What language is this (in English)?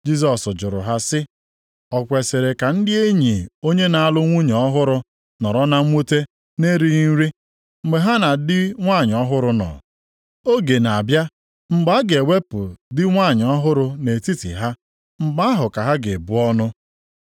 Igbo